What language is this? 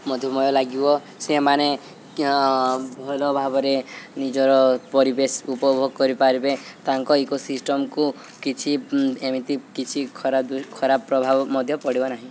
Odia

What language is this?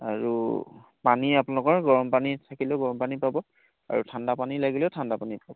Assamese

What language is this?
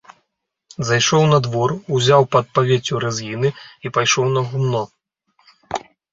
Belarusian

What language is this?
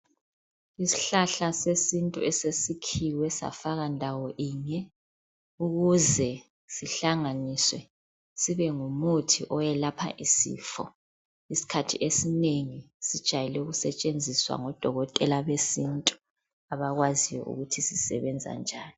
North Ndebele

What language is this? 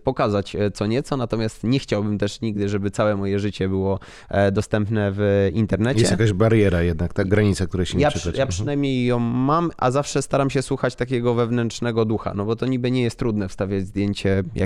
Polish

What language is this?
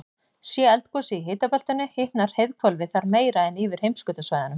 Icelandic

